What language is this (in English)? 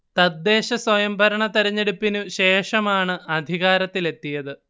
Malayalam